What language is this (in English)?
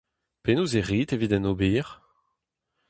Breton